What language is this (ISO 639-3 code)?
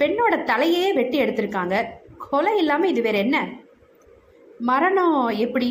tam